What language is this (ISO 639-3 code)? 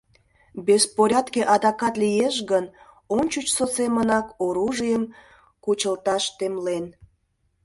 chm